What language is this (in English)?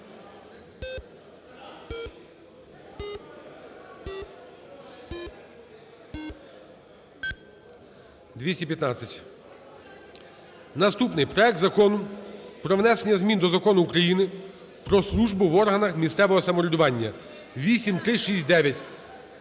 Ukrainian